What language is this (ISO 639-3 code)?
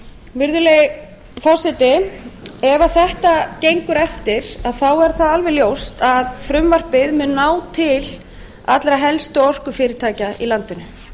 isl